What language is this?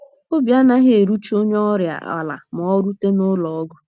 Igbo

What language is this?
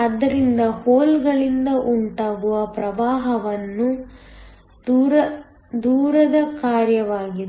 Kannada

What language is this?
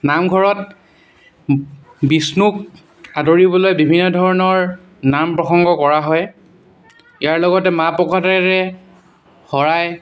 Assamese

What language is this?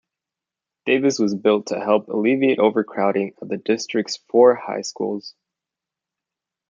English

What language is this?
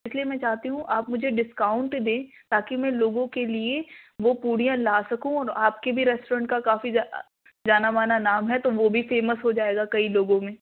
Urdu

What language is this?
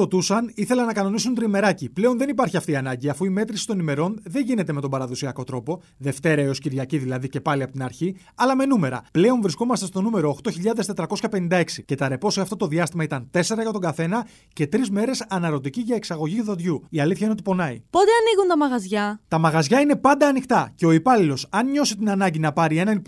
Greek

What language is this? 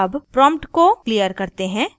Hindi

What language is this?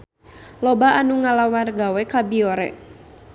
Sundanese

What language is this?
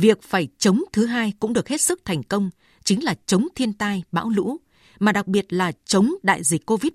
Vietnamese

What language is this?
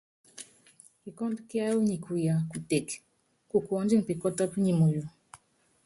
Yangben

